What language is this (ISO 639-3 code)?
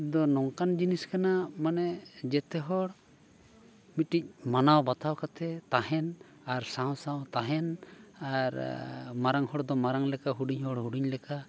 sat